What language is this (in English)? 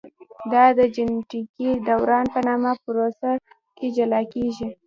Pashto